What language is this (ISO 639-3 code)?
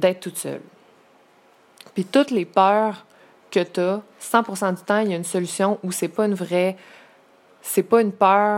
fra